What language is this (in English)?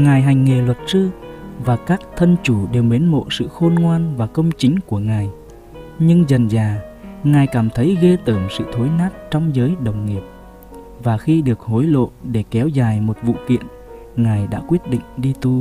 Vietnamese